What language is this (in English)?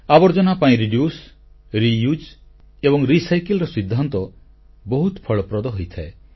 Odia